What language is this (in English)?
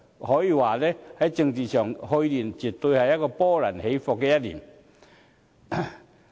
Cantonese